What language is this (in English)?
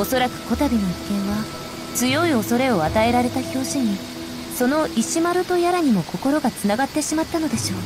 Japanese